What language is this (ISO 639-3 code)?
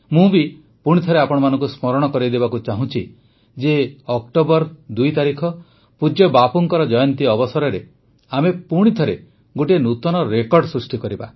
ori